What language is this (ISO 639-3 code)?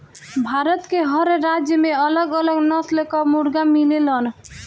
bho